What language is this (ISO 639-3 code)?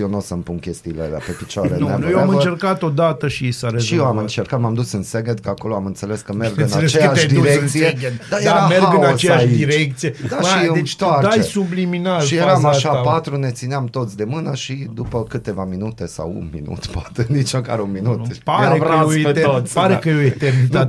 ron